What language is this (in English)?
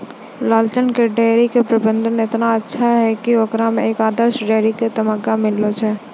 Maithili